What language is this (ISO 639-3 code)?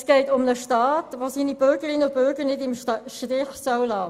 gsw